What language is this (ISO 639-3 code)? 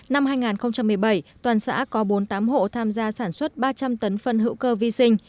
vie